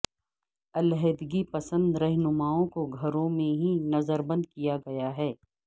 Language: Urdu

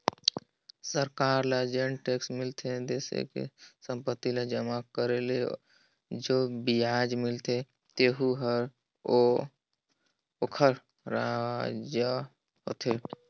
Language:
Chhattisgarhi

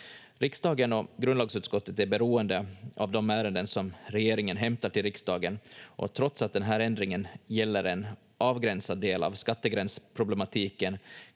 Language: Finnish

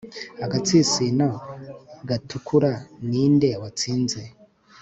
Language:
Kinyarwanda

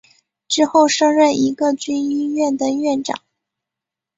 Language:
Chinese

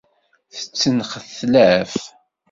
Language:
Kabyle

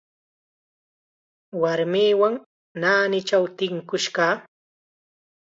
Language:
Chiquián Ancash Quechua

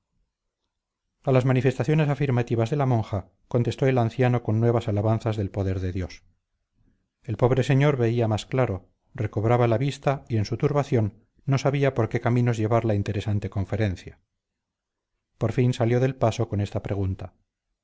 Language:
Spanish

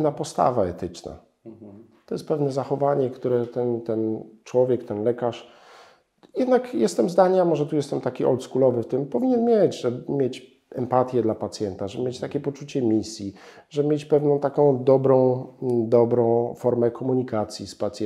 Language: Polish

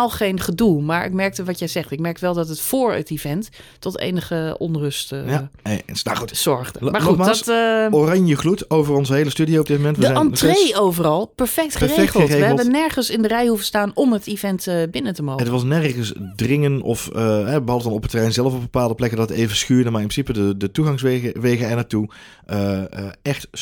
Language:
Dutch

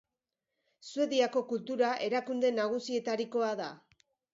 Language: Basque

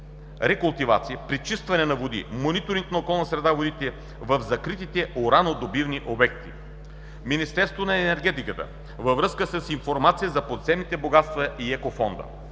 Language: Bulgarian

